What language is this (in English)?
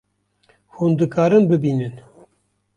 Kurdish